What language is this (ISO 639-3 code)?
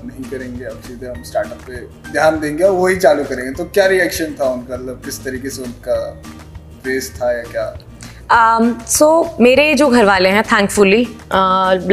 hin